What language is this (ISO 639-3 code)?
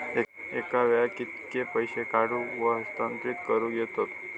mar